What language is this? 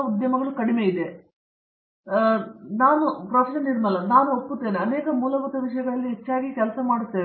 Kannada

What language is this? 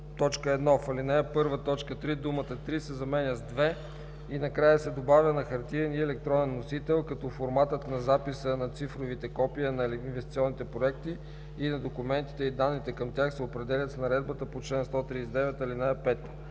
Bulgarian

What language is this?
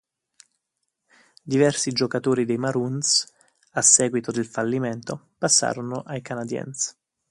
Italian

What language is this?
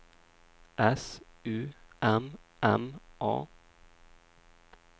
Swedish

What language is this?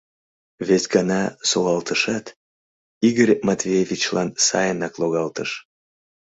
Mari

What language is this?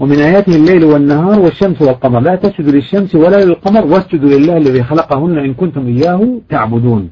Arabic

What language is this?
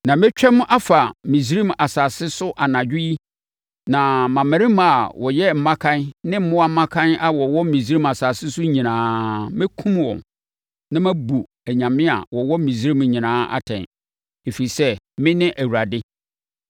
Akan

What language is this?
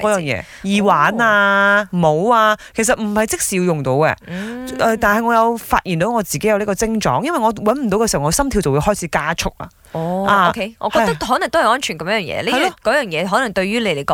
Chinese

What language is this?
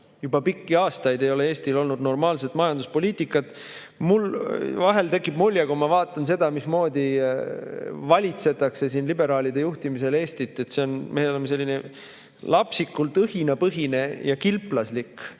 Estonian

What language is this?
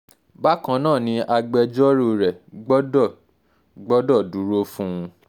Yoruba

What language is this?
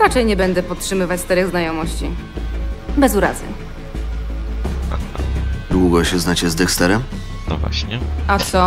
Polish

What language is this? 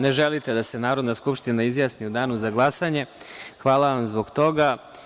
Serbian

